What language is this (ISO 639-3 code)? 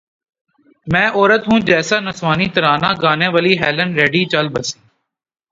urd